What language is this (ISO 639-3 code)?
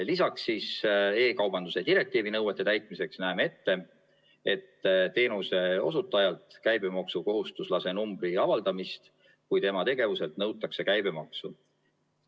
est